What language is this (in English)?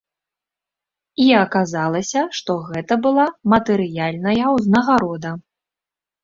Belarusian